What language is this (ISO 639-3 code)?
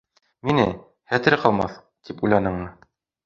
bak